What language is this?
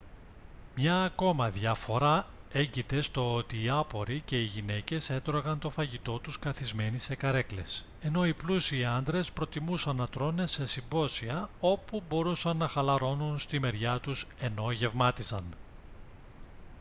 Greek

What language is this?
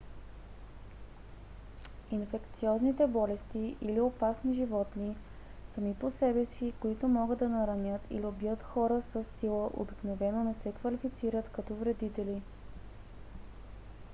Bulgarian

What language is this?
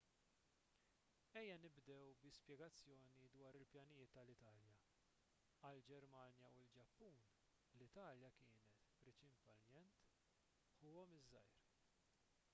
Maltese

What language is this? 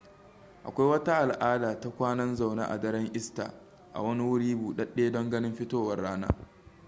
Hausa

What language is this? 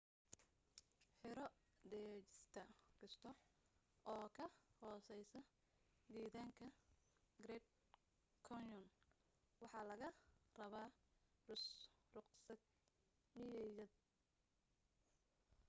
Somali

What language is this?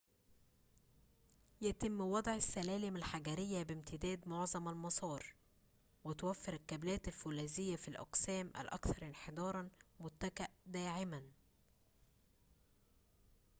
Arabic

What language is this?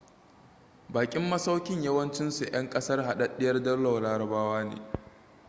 Hausa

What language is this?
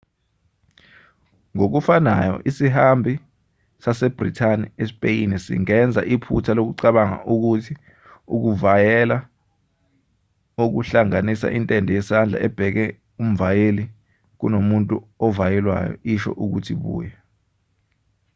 Zulu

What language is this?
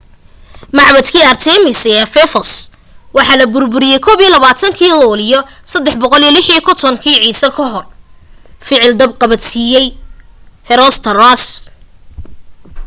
Somali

